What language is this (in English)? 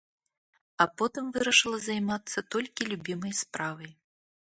Belarusian